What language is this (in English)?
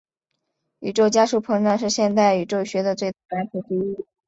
Chinese